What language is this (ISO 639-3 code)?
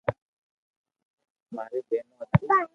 lrk